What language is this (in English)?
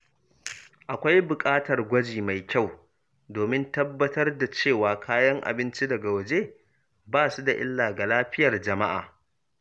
Hausa